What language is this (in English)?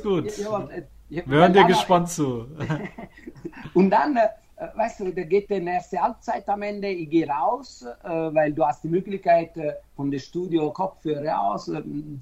German